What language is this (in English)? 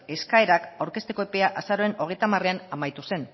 Basque